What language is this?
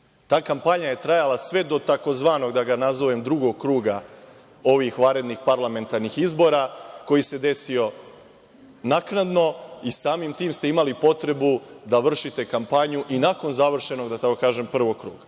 Serbian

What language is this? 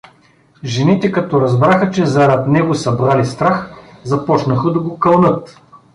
Bulgarian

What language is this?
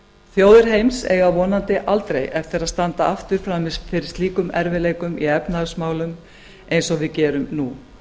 Icelandic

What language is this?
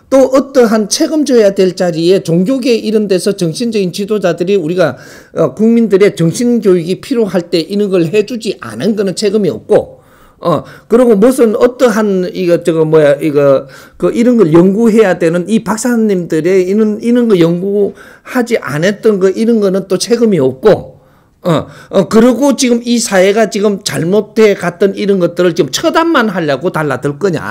Korean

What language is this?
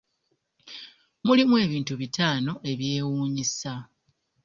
Ganda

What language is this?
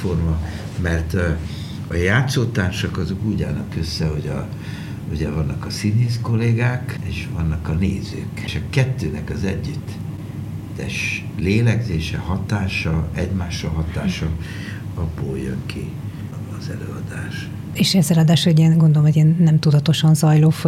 Hungarian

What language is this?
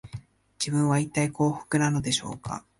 Japanese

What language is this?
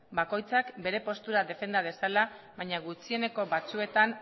Basque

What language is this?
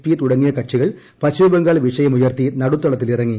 Malayalam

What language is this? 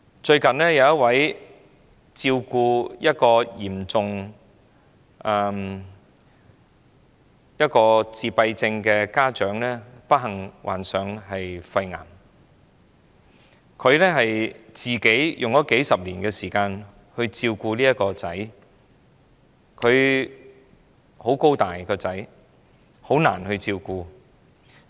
Cantonese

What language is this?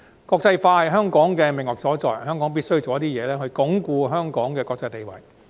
Cantonese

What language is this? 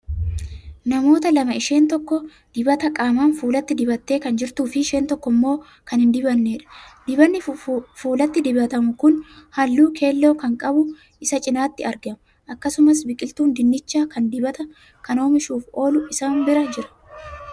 Oromo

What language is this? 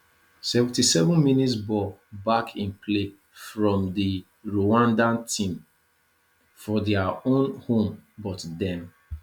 Nigerian Pidgin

